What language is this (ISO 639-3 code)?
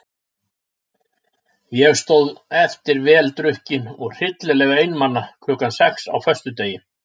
isl